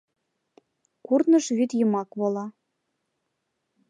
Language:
Mari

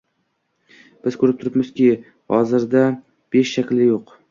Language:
Uzbek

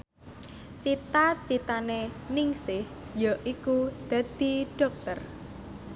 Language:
Javanese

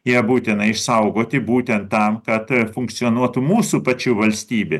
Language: Lithuanian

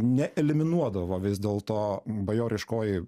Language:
Lithuanian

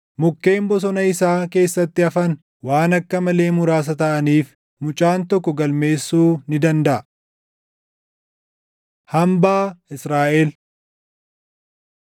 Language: Oromo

